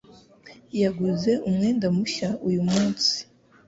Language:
Kinyarwanda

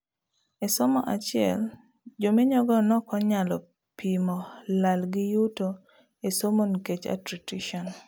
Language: Luo (Kenya and Tanzania)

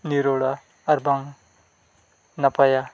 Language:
Santali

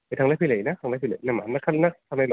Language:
Bodo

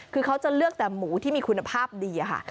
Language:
Thai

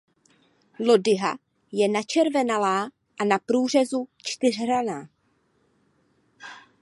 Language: Czech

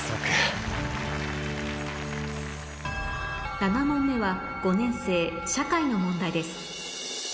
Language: Japanese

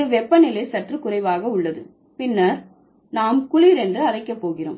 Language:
Tamil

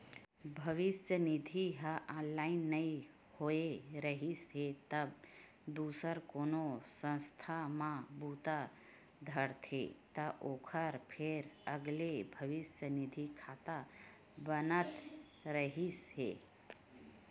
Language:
Chhattisgarhi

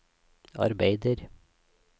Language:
Norwegian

